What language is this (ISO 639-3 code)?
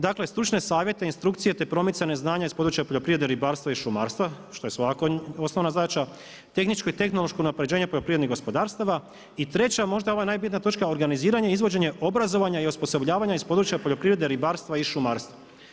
hrv